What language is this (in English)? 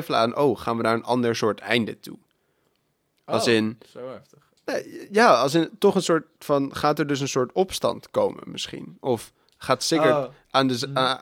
Dutch